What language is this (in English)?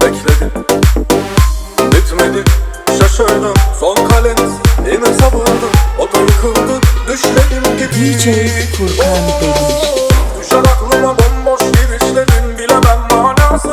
Persian